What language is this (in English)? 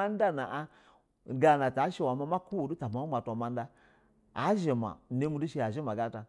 Basa (Nigeria)